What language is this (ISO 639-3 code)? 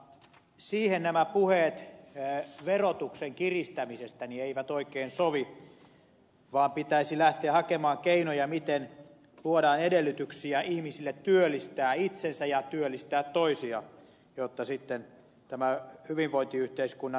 fin